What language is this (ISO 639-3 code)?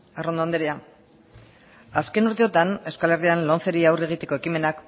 eus